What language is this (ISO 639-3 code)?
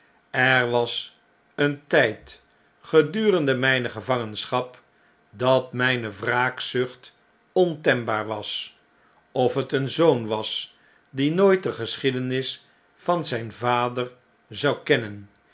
nld